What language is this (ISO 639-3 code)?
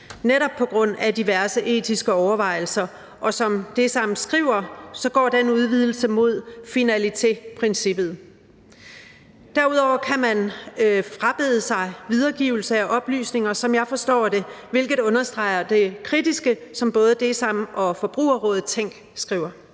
dan